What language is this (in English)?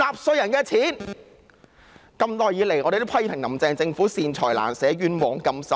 Cantonese